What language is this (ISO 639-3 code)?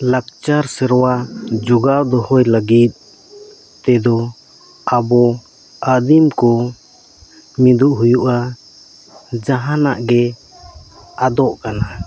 sat